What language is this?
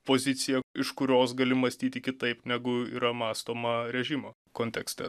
Lithuanian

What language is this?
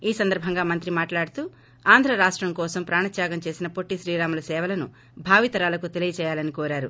Telugu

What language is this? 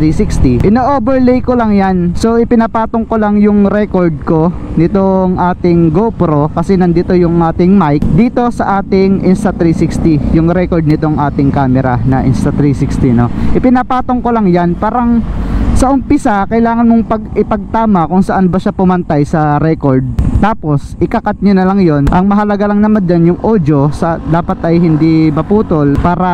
Filipino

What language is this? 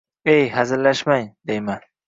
Uzbek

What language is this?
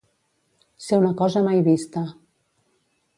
Catalan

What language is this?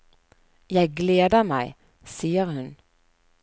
Norwegian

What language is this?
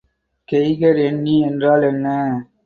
Tamil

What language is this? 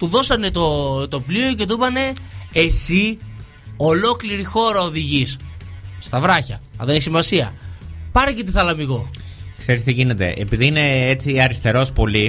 Greek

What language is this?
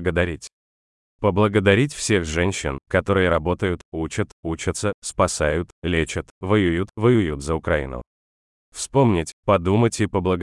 Russian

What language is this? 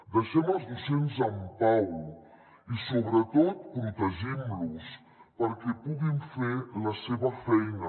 Catalan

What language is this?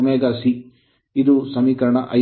Kannada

